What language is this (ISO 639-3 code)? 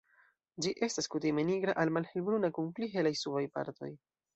epo